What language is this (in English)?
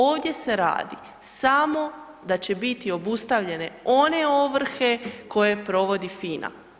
Croatian